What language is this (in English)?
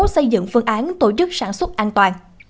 Vietnamese